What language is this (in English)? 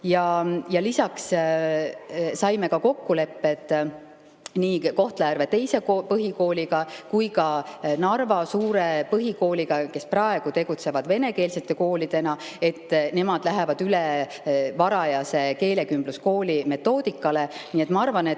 Estonian